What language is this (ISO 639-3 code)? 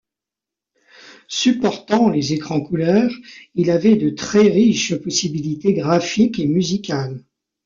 fra